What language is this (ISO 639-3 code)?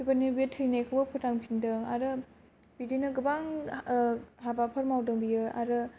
brx